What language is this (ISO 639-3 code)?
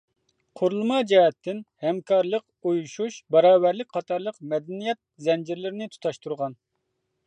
uig